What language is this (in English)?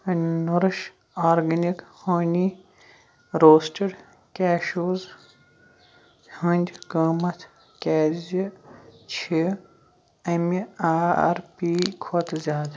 Kashmiri